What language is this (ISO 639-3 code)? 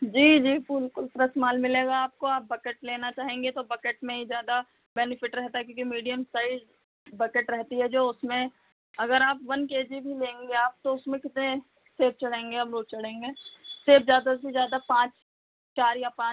hin